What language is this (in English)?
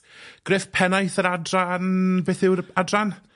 Welsh